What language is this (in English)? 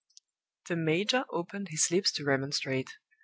English